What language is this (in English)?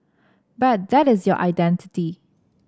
English